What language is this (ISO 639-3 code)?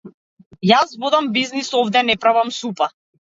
mkd